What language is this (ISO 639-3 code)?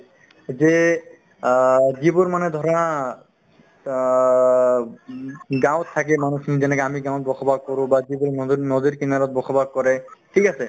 asm